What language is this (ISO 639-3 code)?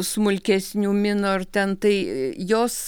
lit